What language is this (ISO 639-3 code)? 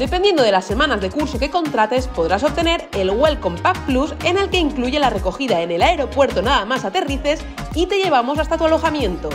spa